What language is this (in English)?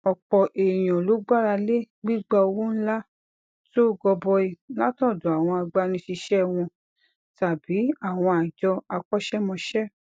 Yoruba